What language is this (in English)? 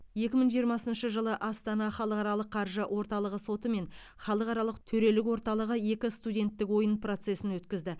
Kazakh